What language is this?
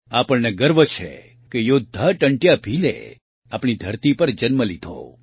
Gujarati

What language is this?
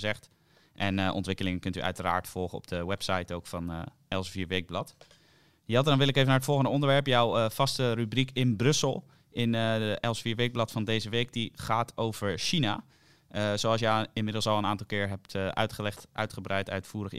Dutch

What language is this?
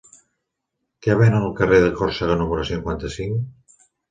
Catalan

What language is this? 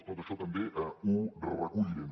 Catalan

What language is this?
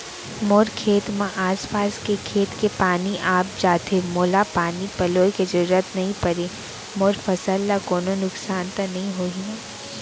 Chhattisgarhi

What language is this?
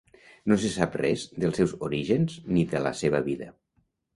Catalan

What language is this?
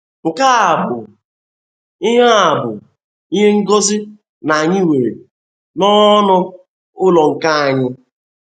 Igbo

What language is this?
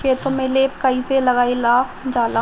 Bhojpuri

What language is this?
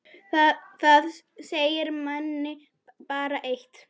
Icelandic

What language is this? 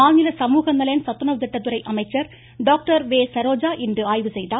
Tamil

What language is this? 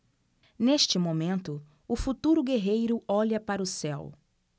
Portuguese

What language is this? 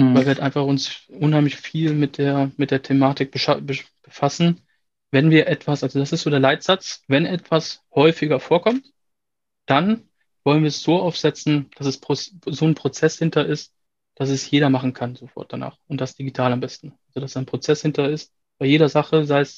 German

